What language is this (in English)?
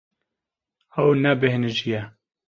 Kurdish